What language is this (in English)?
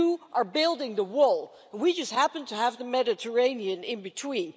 English